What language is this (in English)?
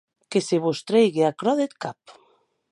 Occitan